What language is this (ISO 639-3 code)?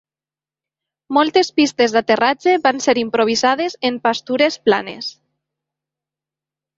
cat